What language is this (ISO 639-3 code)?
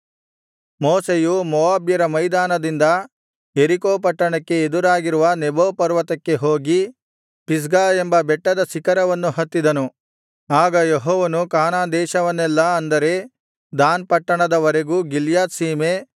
kan